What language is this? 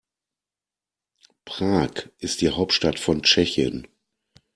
German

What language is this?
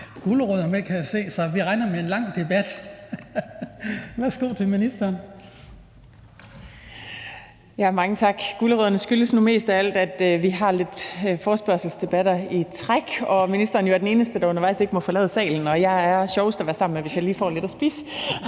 Danish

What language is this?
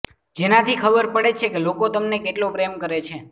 Gujarati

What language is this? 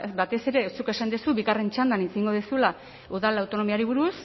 Basque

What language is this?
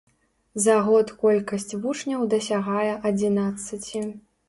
Belarusian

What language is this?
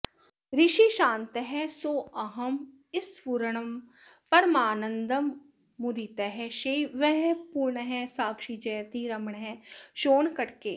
Sanskrit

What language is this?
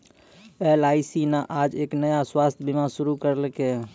Maithili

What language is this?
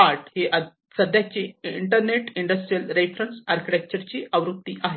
Marathi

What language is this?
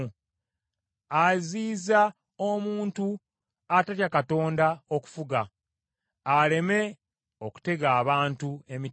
Ganda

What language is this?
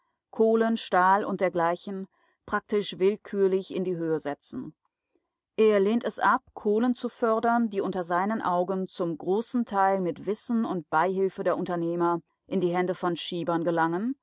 German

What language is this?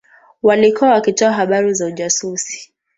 Swahili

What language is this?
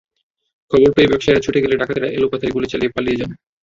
Bangla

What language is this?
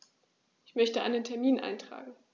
German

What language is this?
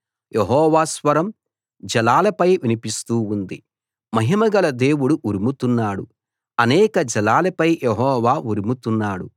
Telugu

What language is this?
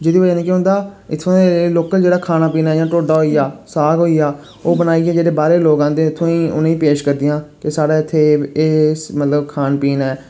Dogri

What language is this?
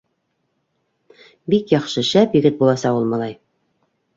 Bashkir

